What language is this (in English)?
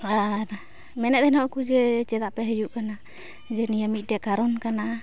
Santali